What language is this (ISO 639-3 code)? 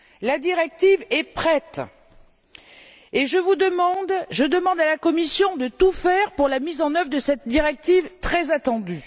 fra